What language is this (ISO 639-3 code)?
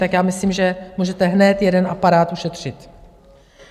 ces